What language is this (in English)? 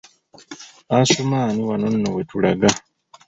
Ganda